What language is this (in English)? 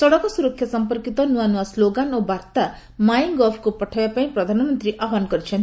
Odia